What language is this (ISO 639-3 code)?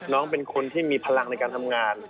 tha